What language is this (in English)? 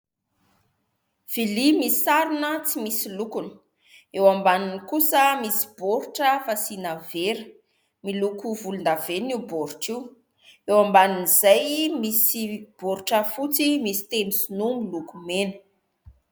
Malagasy